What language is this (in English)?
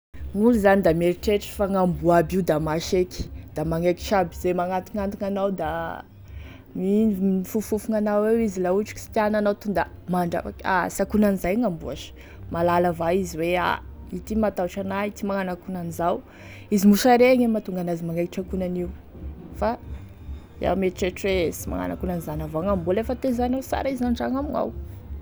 Tesaka Malagasy